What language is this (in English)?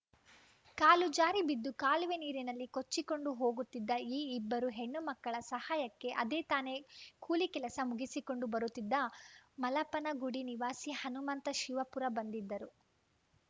Kannada